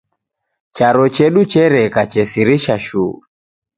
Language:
Taita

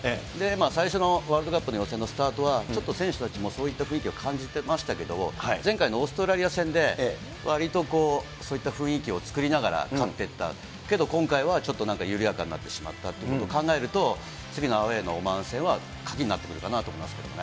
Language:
Japanese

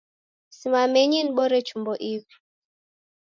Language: Taita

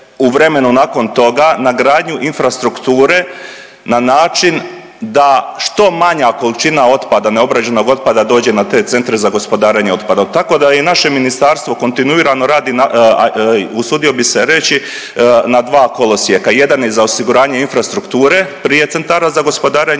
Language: Croatian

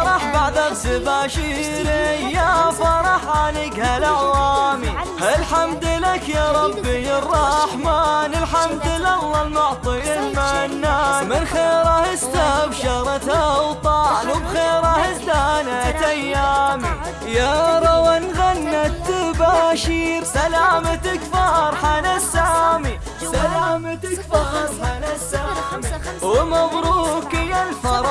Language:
Arabic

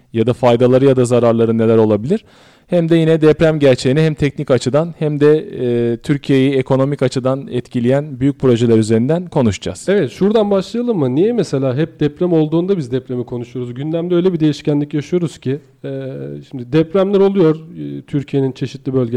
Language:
Turkish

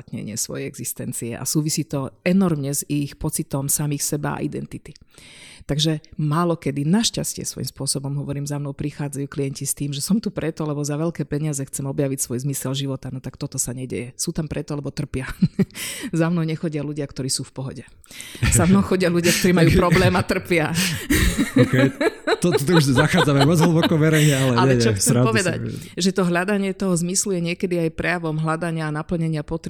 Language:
Slovak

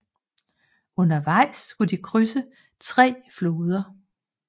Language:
Danish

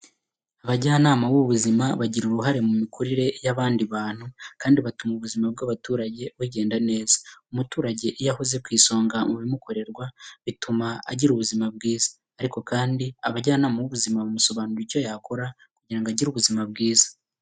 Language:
Kinyarwanda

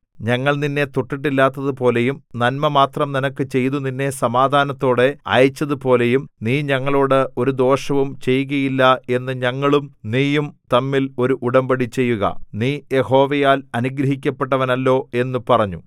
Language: Malayalam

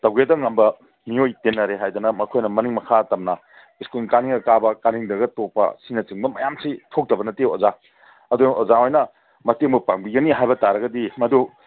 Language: Manipuri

